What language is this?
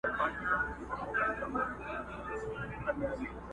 Pashto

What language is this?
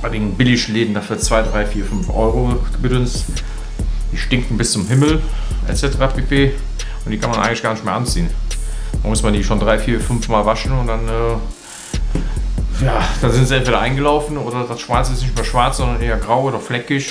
German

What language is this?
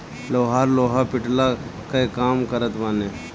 Bhojpuri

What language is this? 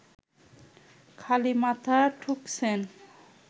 Bangla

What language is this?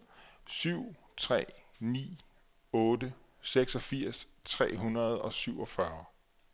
Danish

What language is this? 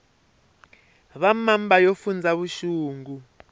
Tsonga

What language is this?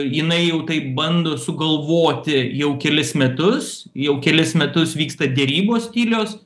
Lithuanian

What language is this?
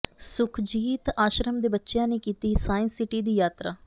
Punjabi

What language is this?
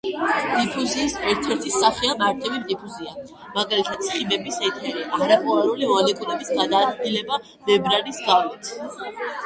Georgian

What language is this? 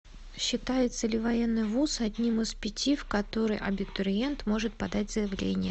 Russian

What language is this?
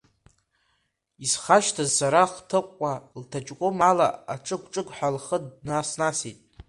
Abkhazian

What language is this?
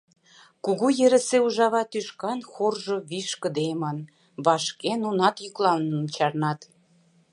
Mari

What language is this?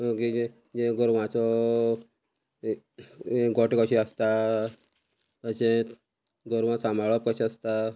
Konkani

